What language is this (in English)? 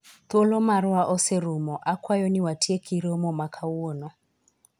Luo (Kenya and Tanzania)